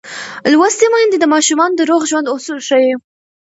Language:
Pashto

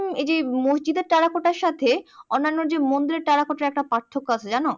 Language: Bangla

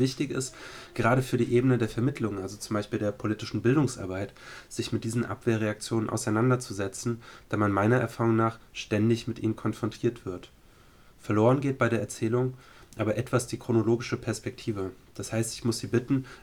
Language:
German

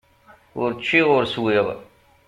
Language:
Kabyle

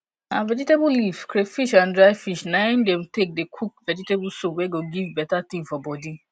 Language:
Nigerian Pidgin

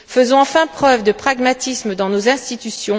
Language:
French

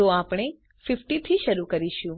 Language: Gujarati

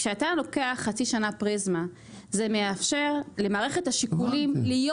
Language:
Hebrew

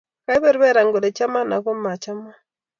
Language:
Kalenjin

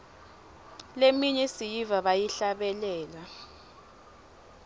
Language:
Swati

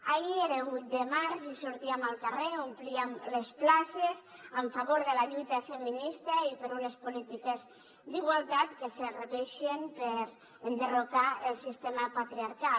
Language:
Catalan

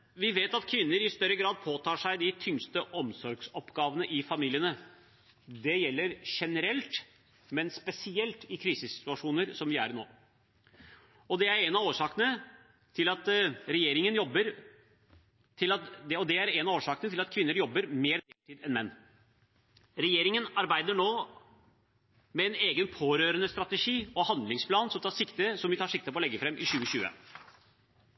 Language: Norwegian Bokmål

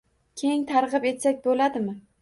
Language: Uzbek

